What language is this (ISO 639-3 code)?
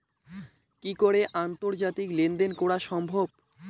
ben